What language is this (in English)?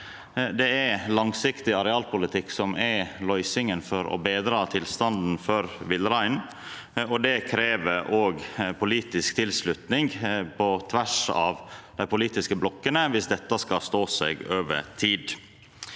Norwegian